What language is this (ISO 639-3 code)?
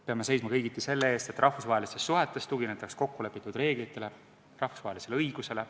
est